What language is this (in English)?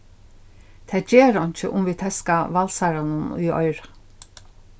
Faroese